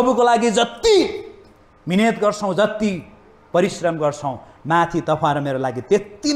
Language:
English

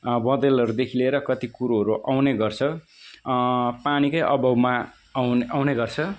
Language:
Nepali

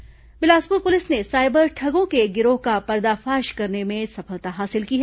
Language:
Hindi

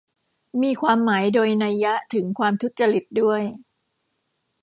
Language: Thai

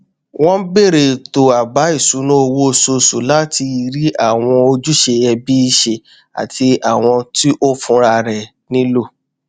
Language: Yoruba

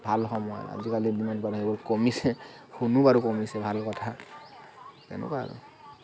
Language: Assamese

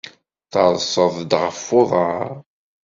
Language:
Kabyle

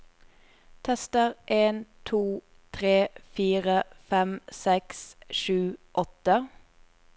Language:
Norwegian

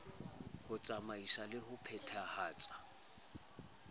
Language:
Southern Sotho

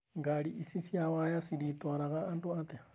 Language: Kikuyu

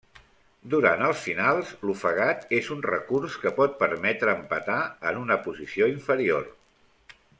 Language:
Catalan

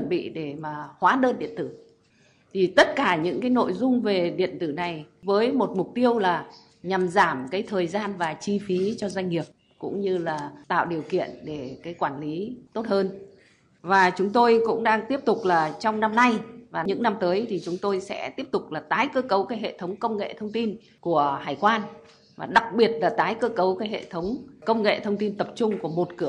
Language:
Vietnamese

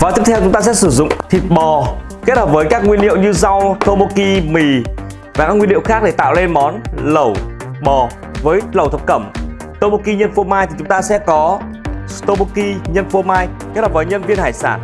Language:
Vietnamese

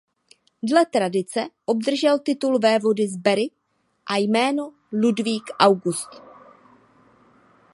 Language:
Czech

